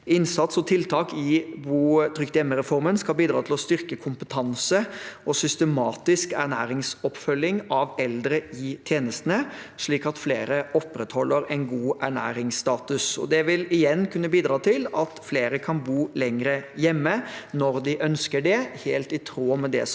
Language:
Norwegian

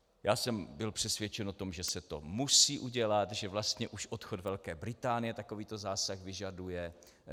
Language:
Czech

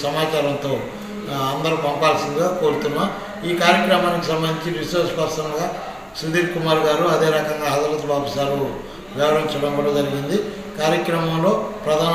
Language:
Turkish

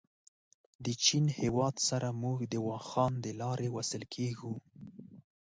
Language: Pashto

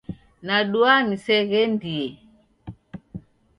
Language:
Taita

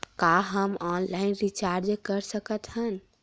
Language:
Chhattisgarhi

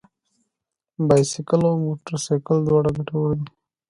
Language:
Pashto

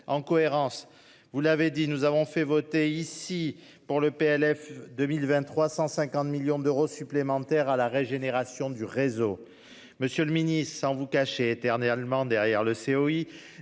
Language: French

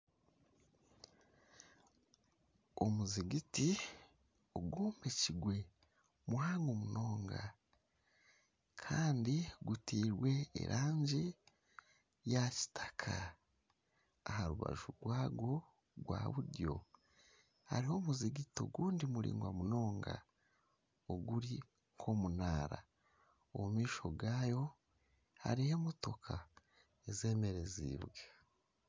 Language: Nyankole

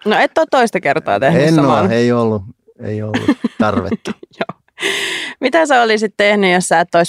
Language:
Finnish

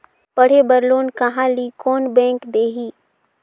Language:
Chhattisgarhi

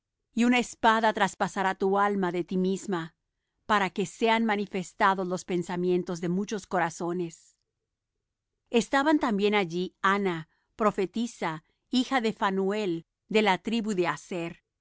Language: Spanish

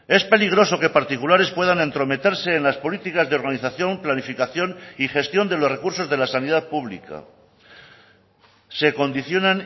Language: Spanish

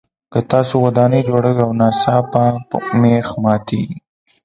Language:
Pashto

